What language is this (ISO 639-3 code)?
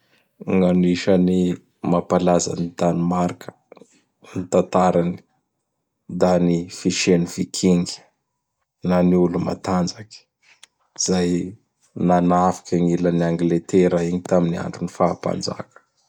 bhr